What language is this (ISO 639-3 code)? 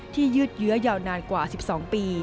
tha